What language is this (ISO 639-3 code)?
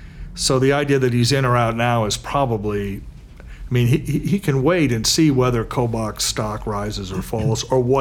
eng